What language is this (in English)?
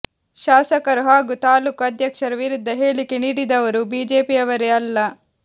Kannada